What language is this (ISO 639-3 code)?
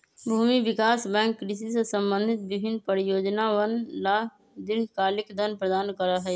mag